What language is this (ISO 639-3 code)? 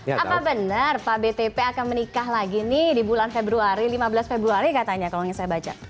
ind